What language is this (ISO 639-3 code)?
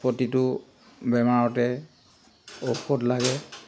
asm